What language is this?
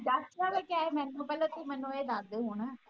Punjabi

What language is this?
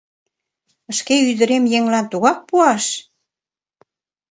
Mari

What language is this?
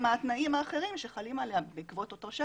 Hebrew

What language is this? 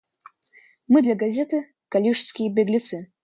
Russian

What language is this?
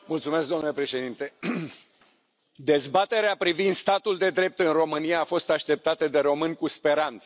Romanian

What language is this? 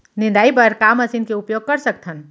Chhattisgarhi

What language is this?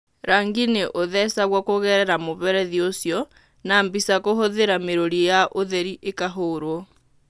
Kikuyu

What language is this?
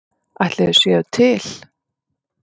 Icelandic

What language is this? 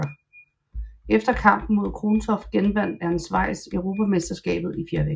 Danish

